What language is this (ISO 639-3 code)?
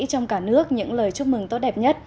vie